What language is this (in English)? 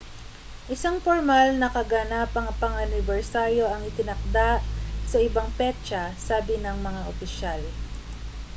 Filipino